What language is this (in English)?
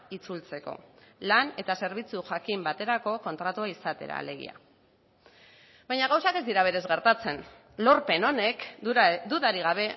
Basque